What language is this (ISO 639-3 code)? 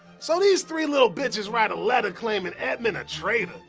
eng